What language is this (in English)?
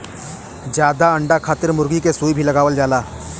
Bhojpuri